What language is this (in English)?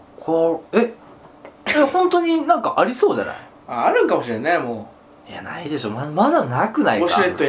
Japanese